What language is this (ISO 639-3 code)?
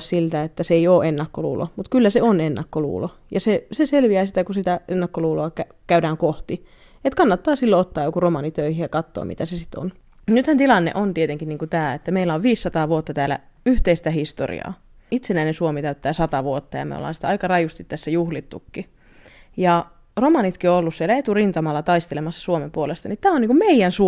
fin